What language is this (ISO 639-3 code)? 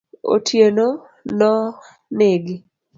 luo